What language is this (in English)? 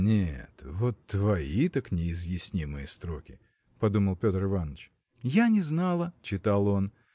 Russian